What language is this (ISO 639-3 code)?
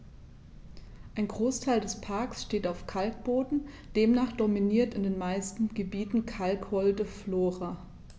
deu